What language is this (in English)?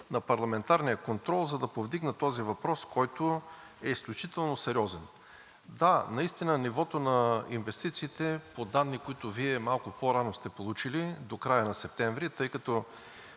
Bulgarian